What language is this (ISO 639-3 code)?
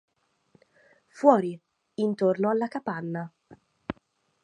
ita